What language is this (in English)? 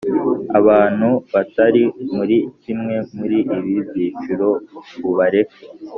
Kinyarwanda